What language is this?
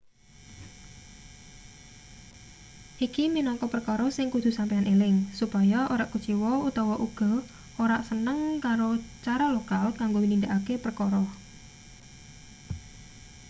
Javanese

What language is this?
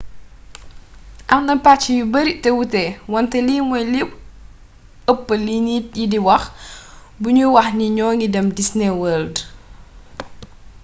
Wolof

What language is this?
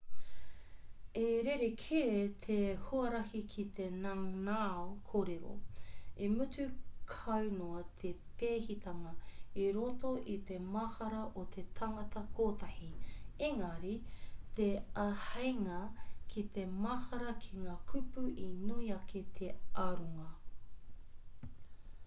Māori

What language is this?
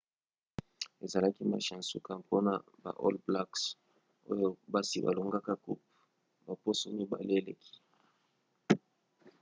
Lingala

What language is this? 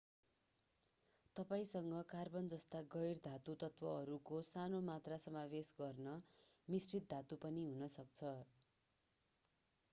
Nepali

